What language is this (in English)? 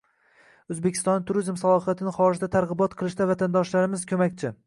Uzbek